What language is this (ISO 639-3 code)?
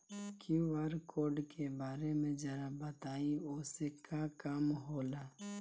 bho